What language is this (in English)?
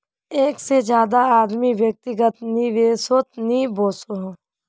Magahi